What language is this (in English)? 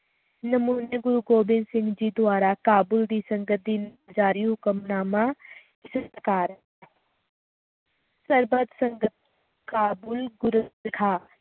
Punjabi